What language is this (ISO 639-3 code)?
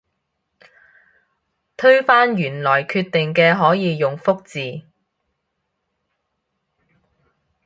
yue